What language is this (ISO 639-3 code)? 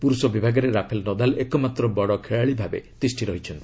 ori